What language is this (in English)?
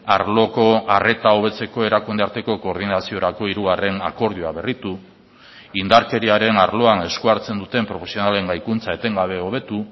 Basque